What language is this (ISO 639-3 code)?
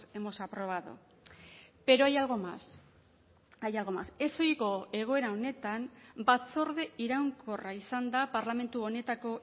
eus